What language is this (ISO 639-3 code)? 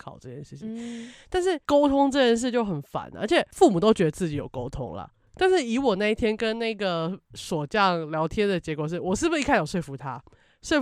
zho